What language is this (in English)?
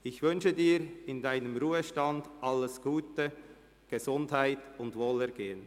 Swiss German